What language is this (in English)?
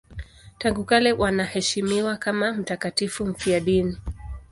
Swahili